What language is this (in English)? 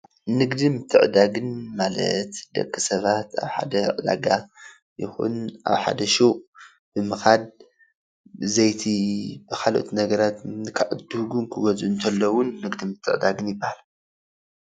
Tigrinya